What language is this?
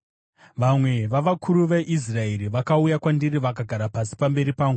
Shona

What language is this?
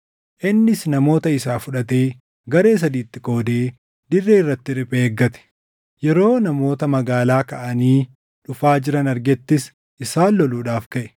Oromo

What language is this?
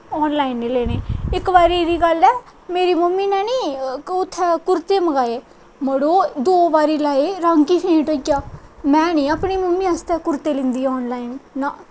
Dogri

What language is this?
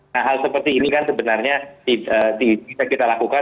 Indonesian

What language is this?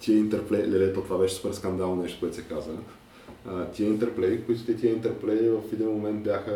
Bulgarian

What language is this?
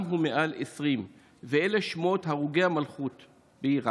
Hebrew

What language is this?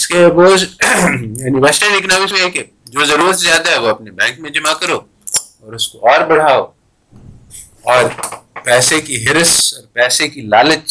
Urdu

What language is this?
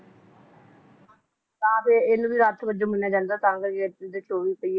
Punjabi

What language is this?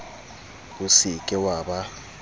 Southern Sotho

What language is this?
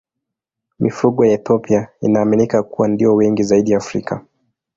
Swahili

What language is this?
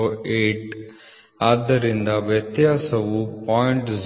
Kannada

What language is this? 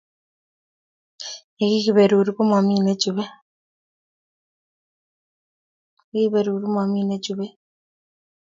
Kalenjin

